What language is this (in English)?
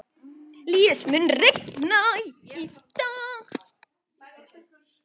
Icelandic